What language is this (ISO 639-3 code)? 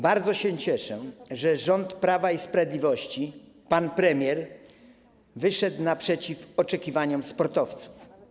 pol